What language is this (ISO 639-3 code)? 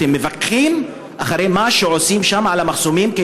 heb